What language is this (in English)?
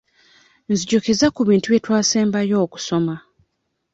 Ganda